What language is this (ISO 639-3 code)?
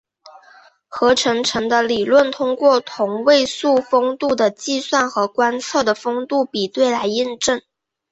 zho